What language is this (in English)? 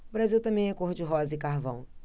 Portuguese